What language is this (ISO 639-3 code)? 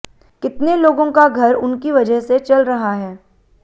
hin